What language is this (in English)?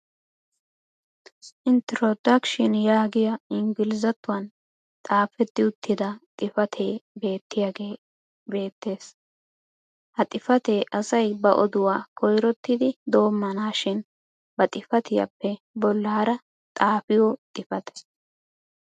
Wolaytta